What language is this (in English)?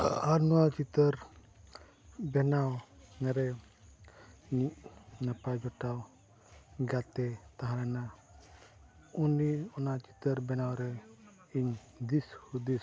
Santali